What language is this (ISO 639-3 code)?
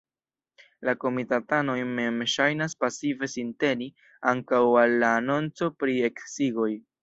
epo